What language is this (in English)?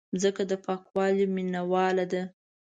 Pashto